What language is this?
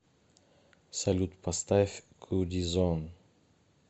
Russian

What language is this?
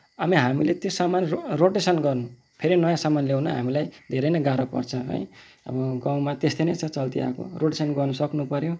Nepali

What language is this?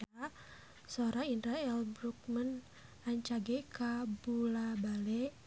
Sundanese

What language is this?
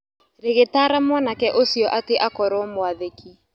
Kikuyu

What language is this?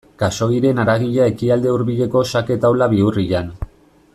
Basque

